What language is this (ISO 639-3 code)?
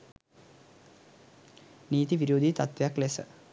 sin